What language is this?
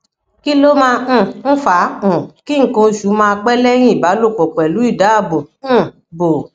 Yoruba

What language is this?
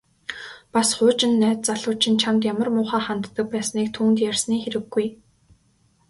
Mongolian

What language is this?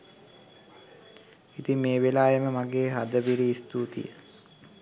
Sinhala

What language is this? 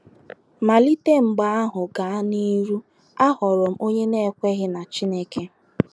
Igbo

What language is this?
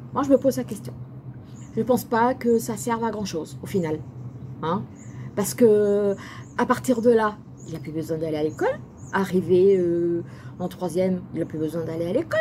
French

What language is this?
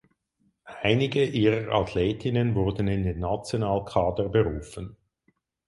German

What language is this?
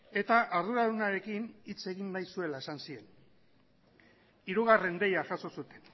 Basque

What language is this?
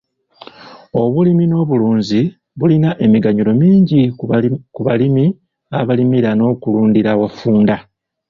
Ganda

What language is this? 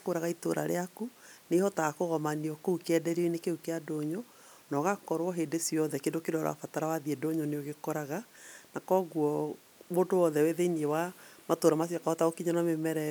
Kikuyu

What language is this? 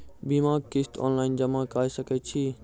Maithili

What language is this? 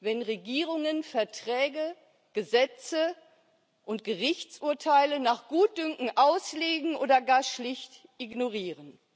German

